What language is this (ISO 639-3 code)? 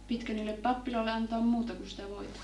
fin